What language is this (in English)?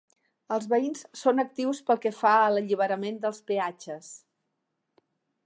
Catalan